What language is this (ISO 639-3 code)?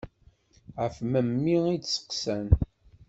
kab